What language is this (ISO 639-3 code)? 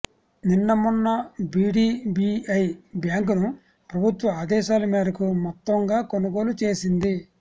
tel